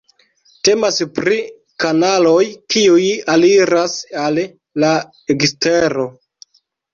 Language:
Esperanto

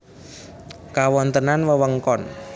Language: Javanese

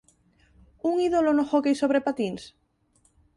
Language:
Galician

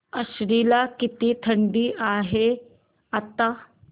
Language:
Marathi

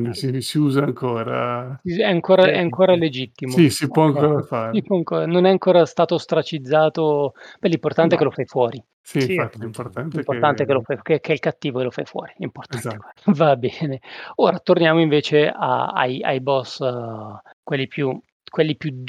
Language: Italian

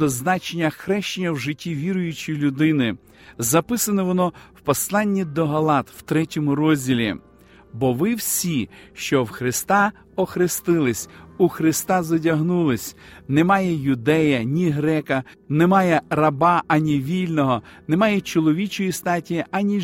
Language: Ukrainian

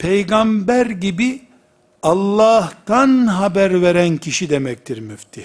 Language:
Turkish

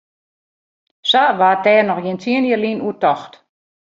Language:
Western Frisian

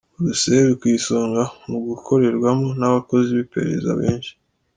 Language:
Kinyarwanda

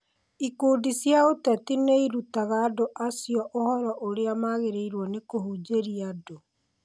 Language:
Kikuyu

